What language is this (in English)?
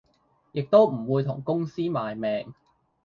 Cantonese